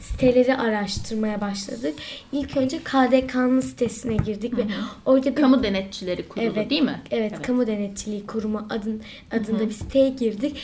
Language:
Turkish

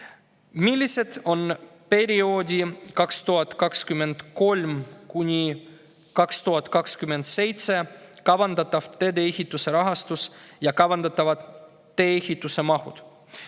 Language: Estonian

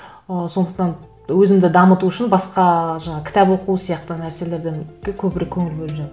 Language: Kazakh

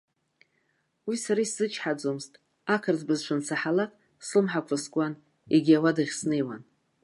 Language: Abkhazian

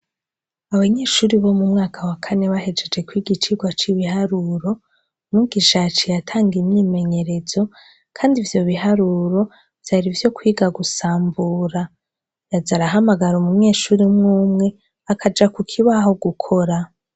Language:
Rundi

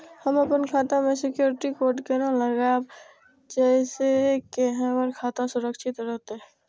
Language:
Maithili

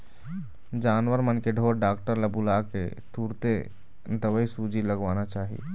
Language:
Chhattisgarhi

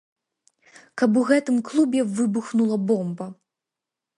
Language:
Belarusian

